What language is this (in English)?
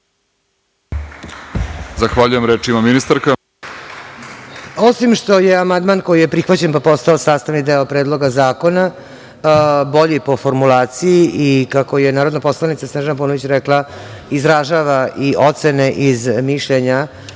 Serbian